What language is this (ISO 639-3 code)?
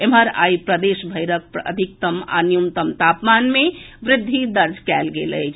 mai